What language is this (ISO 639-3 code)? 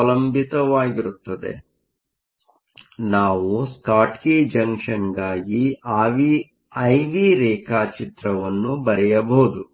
kan